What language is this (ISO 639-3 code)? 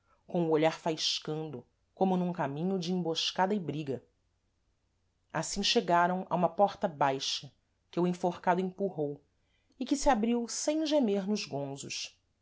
por